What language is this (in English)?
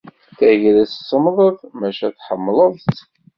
Kabyle